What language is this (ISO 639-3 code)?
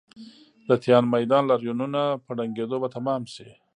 pus